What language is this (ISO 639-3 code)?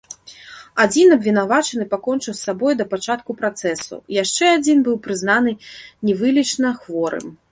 bel